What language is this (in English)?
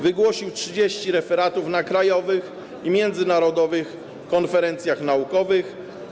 Polish